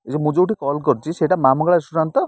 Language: Odia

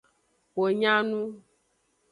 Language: Aja (Benin)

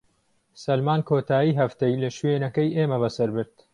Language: Central Kurdish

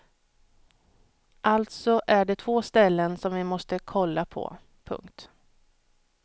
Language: Swedish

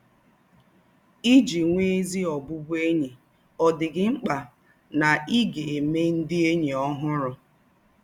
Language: Igbo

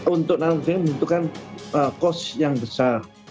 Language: Indonesian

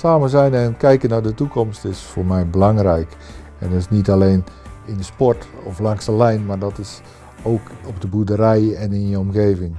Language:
Dutch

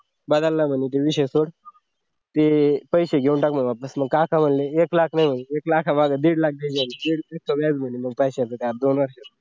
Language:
Marathi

